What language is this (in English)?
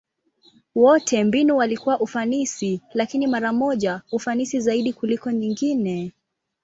Swahili